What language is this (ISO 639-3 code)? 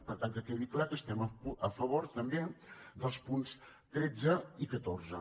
cat